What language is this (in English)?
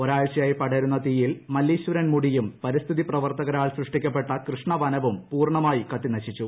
Malayalam